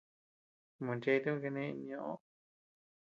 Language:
Tepeuxila Cuicatec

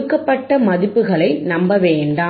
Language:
Tamil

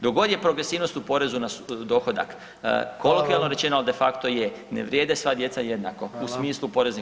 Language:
Croatian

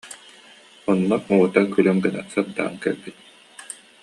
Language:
Yakut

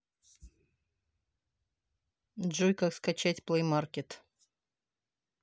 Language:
Russian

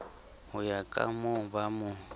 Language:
Southern Sotho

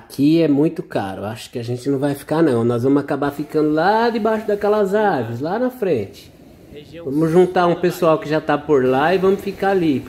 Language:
Portuguese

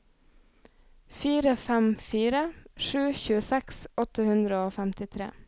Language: Norwegian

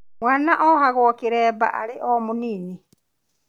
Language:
Kikuyu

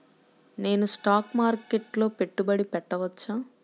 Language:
Telugu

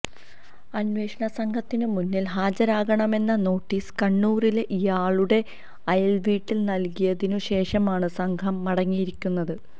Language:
Malayalam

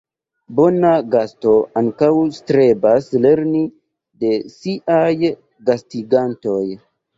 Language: Esperanto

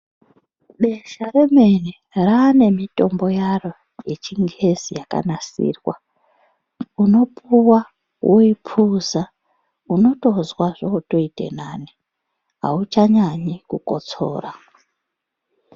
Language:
Ndau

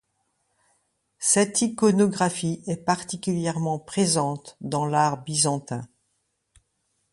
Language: French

